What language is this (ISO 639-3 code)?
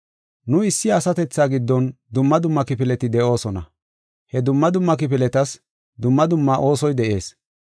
gof